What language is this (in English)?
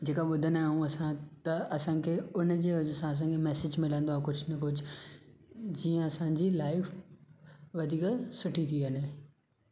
Sindhi